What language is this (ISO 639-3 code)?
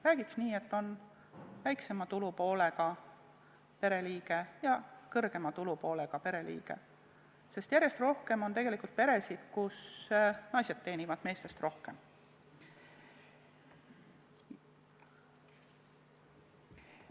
est